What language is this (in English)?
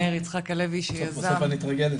Hebrew